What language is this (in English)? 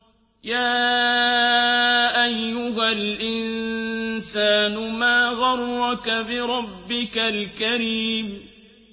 Arabic